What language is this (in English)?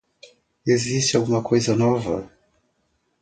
Portuguese